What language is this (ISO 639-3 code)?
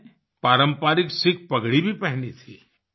hin